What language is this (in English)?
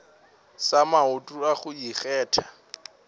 Northern Sotho